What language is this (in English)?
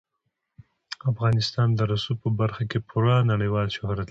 Pashto